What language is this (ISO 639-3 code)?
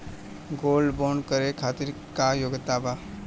bho